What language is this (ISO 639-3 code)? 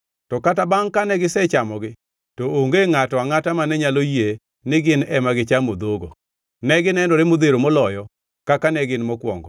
luo